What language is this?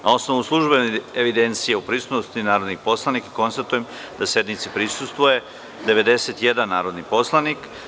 Serbian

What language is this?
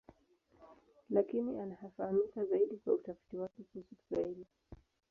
Swahili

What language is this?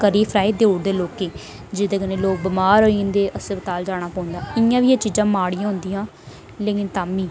Dogri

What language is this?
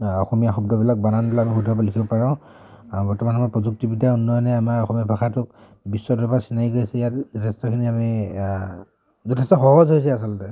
Assamese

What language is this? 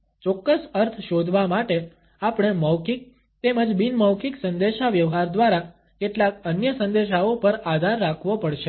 Gujarati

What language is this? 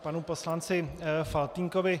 Czech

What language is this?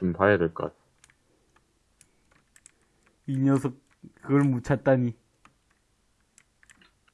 Korean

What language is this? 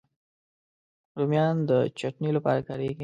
Pashto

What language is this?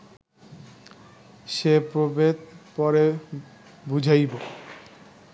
Bangla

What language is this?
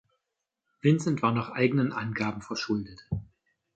German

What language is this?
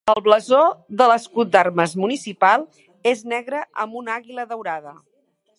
Catalan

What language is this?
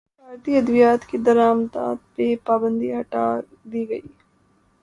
Urdu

